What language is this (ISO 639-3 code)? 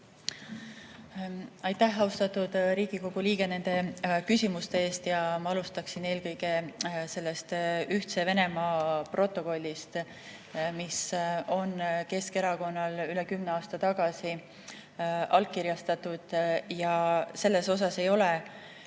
est